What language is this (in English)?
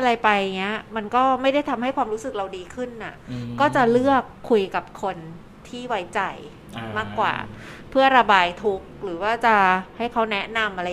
Thai